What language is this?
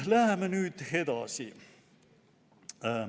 Estonian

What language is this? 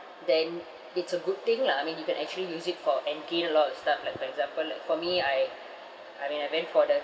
English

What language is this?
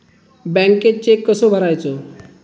Marathi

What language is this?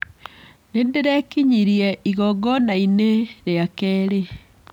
Kikuyu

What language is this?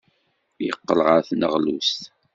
Kabyle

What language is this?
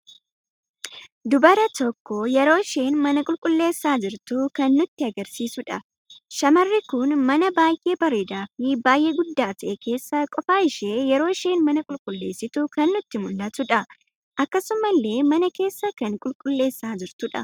Oromo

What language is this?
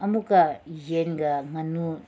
Manipuri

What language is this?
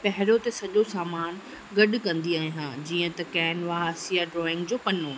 Sindhi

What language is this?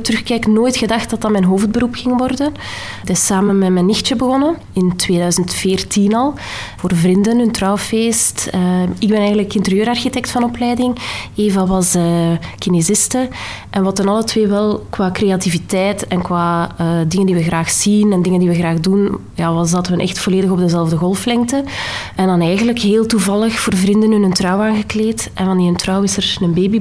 Dutch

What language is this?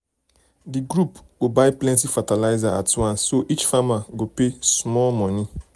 Nigerian Pidgin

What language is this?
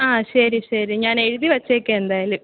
Malayalam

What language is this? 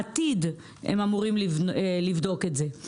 Hebrew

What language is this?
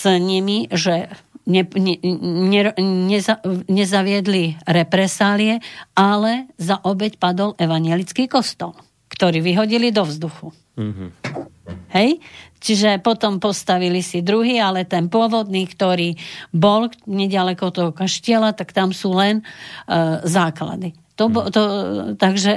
Slovak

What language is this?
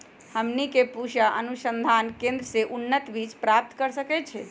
Magahi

